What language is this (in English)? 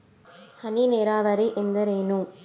Kannada